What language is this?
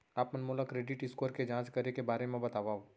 Chhattisgarhi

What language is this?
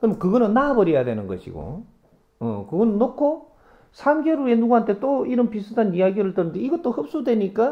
Korean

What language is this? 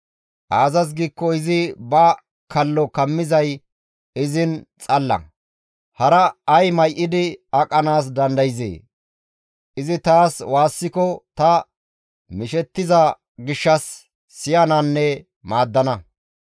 Gamo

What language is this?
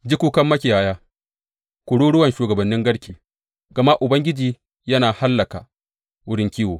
Hausa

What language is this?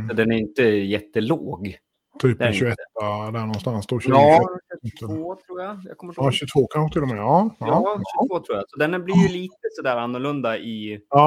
Swedish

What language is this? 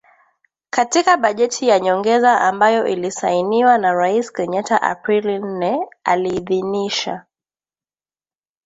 Swahili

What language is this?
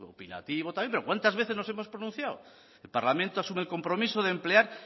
Spanish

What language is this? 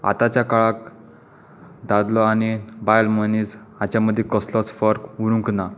Konkani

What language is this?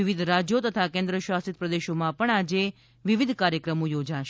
Gujarati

